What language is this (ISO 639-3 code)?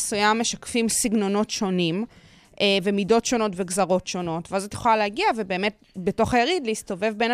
heb